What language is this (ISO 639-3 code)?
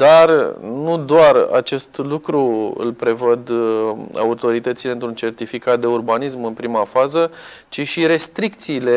ron